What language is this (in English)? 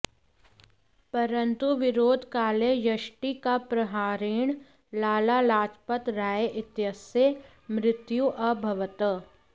Sanskrit